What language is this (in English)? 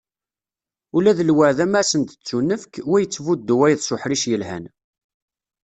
Kabyle